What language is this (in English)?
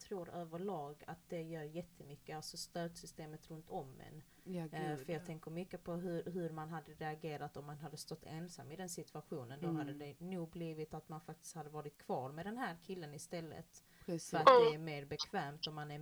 Swedish